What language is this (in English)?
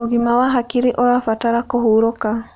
Kikuyu